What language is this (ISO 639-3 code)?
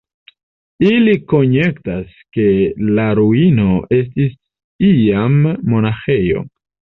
epo